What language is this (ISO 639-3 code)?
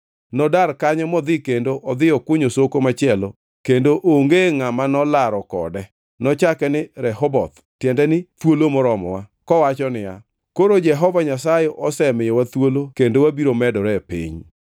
luo